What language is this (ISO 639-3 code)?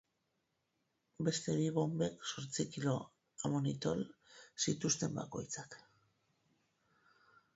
eus